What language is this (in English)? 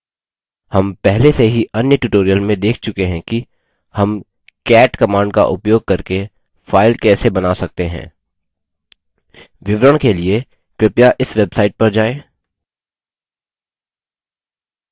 Hindi